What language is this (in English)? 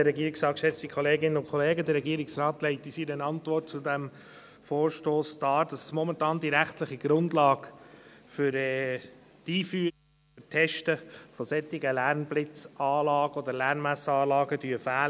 Swiss German